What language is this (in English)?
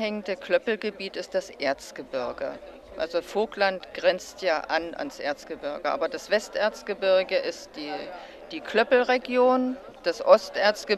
German